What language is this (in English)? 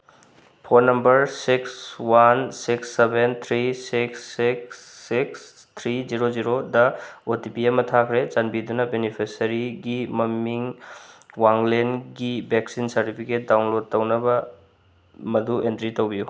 Manipuri